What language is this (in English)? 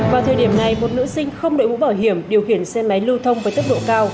Vietnamese